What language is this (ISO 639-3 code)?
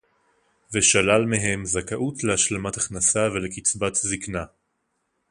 heb